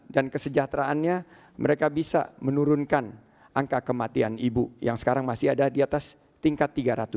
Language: Indonesian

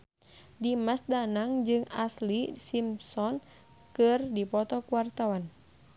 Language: Sundanese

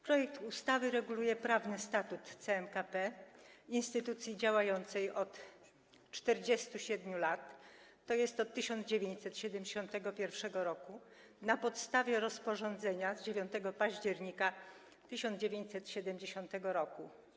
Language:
Polish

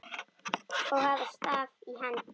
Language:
Icelandic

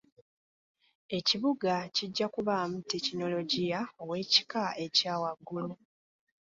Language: Ganda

